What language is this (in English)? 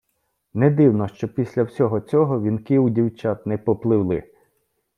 Ukrainian